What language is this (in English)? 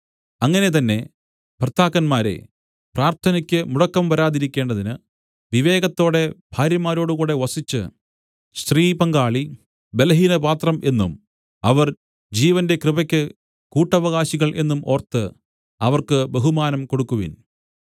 Malayalam